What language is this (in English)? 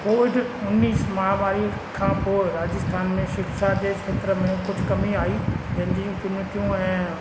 Sindhi